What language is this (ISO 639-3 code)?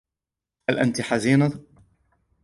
ara